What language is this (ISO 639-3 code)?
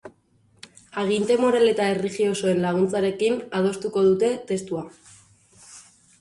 eus